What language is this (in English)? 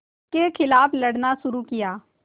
Hindi